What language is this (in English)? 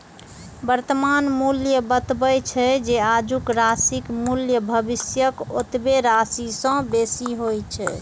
Maithili